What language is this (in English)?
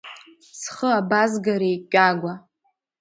Abkhazian